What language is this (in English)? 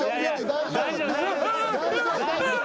Japanese